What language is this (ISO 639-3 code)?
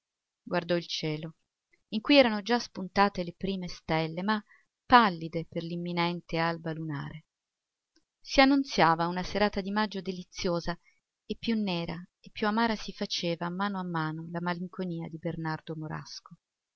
ita